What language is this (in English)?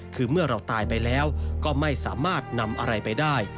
Thai